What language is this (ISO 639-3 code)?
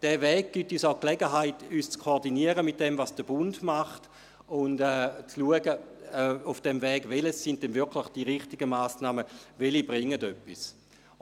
gsw